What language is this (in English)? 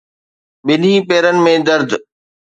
Sindhi